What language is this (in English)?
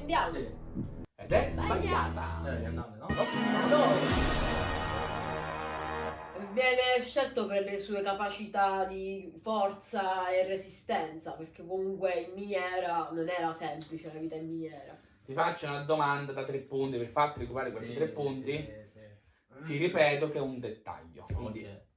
Italian